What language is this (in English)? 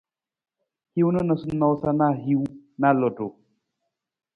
Nawdm